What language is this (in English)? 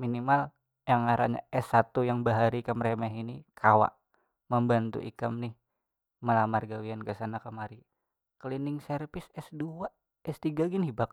Banjar